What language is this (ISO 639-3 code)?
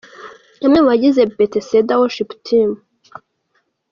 kin